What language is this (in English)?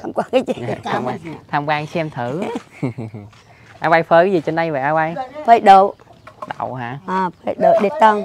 Vietnamese